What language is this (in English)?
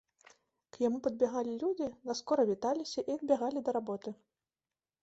Belarusian